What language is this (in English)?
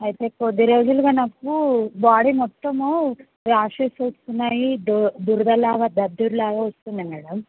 Telugu